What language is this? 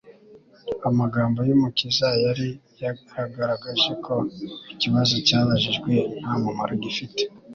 Kinyarwanda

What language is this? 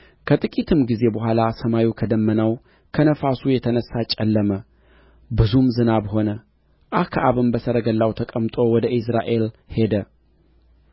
Amharic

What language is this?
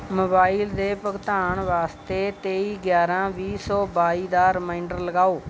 Punjabi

